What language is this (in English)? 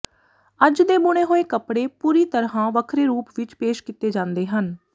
Punjabi